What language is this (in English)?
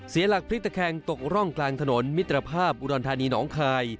Thai